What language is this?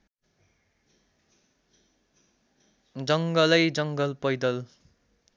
Nepali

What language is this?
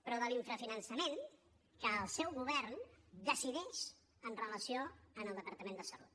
Catalan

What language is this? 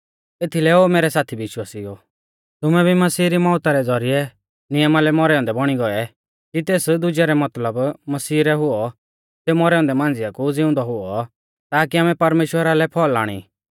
Mahasu Pahari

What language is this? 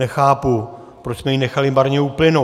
Czech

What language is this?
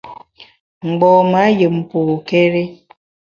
Bamun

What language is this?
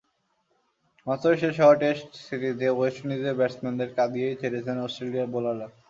Bangla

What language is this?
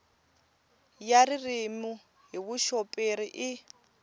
Tsonga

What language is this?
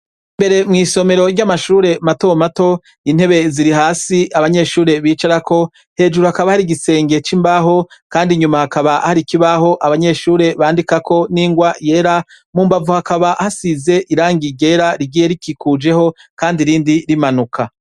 Rundi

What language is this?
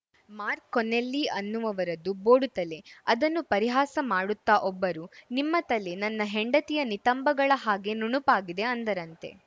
Kannada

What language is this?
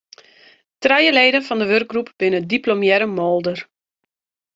Western Frisian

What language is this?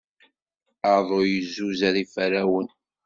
Kabyle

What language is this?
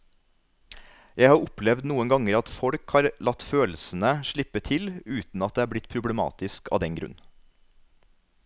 Norwegian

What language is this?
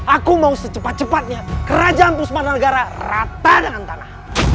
Indonesian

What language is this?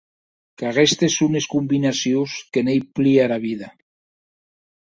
Occitan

